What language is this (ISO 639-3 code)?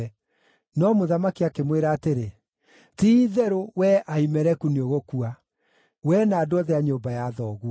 kik